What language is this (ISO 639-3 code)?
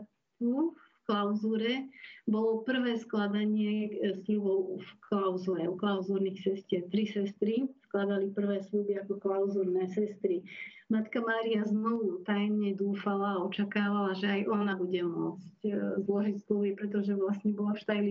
slk